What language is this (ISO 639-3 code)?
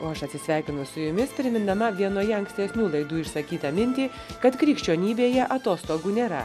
lit